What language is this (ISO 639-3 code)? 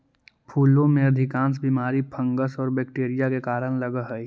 mag